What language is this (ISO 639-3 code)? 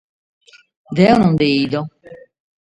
srd